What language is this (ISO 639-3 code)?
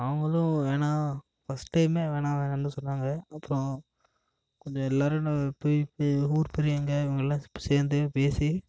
tam